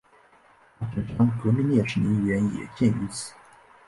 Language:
Chinese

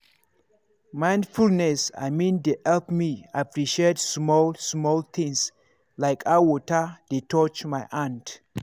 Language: Nigerian Pidgin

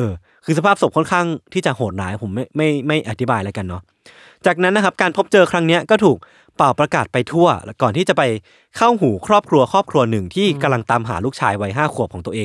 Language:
Thai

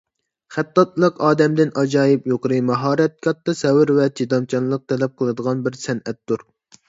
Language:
Uyghur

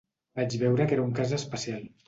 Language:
Catalan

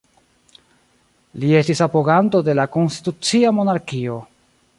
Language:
Esperanto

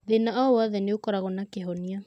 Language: Kikuyu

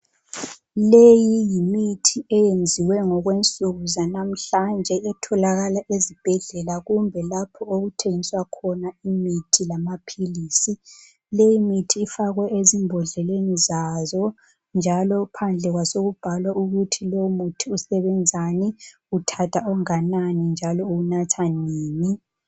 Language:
North Ndebele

